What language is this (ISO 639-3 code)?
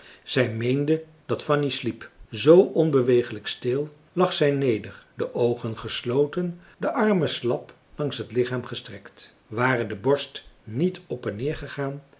nld